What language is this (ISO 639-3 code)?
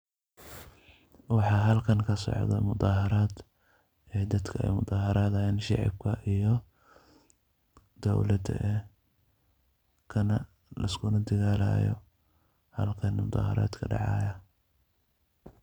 som